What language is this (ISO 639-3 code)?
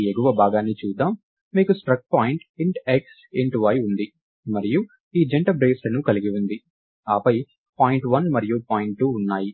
tel